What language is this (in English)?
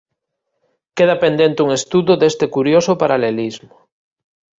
Galician